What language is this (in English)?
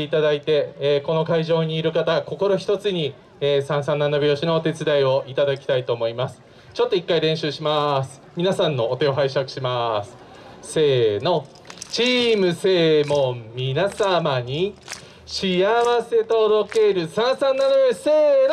Japanese